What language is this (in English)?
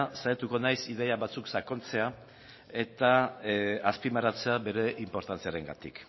Basque